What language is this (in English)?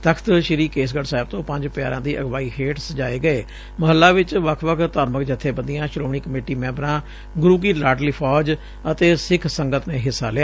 Punjabi